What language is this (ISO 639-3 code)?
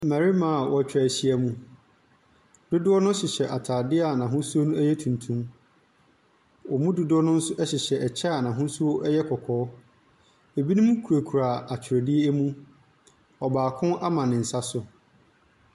aka